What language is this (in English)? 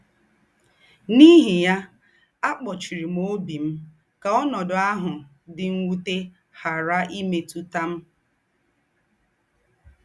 Igbo